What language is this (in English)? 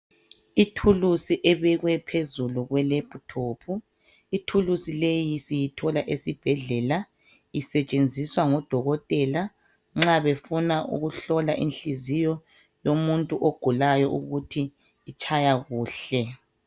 North Ndebele